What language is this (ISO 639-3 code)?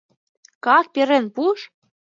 chm